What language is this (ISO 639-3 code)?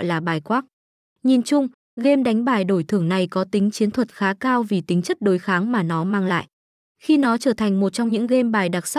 vie